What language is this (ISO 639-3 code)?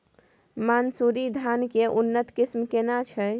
mai